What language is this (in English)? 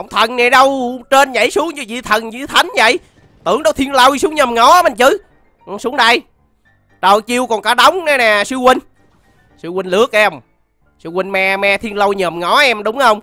Vietnamese